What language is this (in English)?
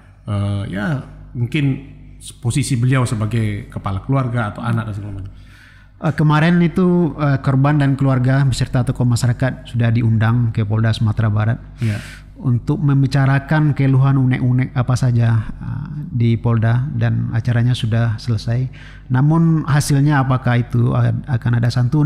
Indonesian